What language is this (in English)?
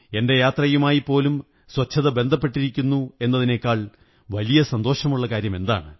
Malayalam